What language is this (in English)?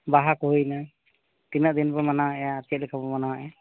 Santali